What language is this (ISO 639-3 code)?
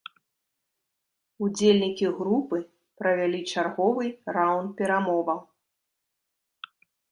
bel